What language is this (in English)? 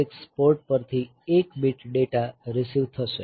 Gujarati